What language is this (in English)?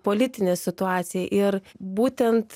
Lithuanian